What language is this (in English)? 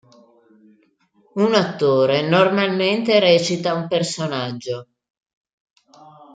Italian